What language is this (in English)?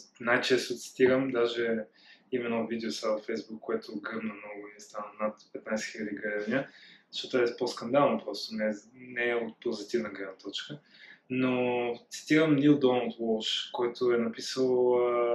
Bulgarian